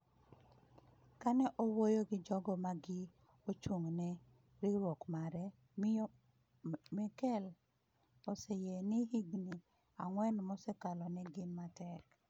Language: Luo (Kenya and Tanzania)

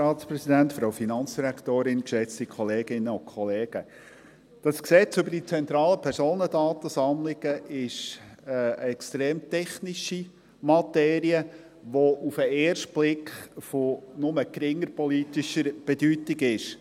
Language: Swiss German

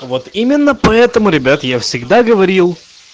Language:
Russian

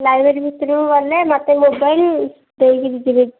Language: Odia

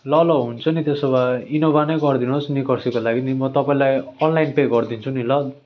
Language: Nepali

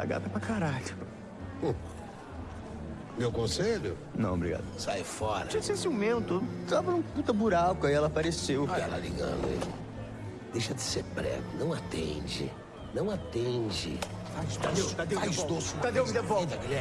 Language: Portuguese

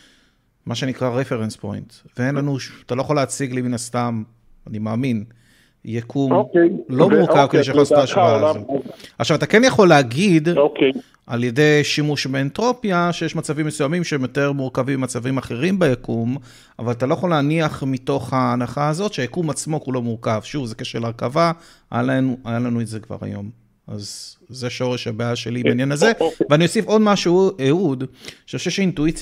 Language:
Hebrew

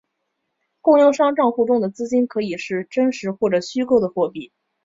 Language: Chinese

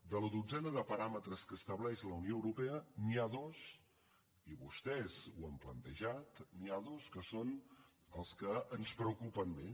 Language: Catalan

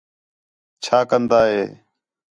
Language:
Khetrani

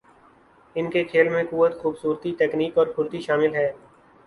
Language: Urdu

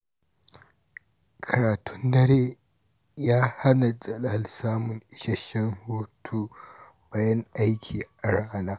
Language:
Hausa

